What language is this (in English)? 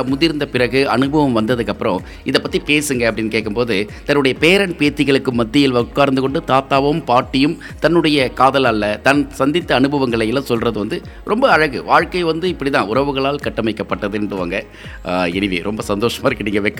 Tamil